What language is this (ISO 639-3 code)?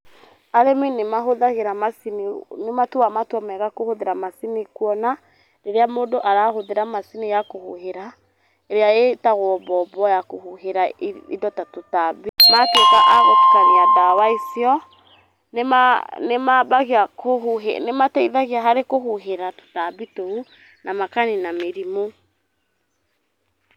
kik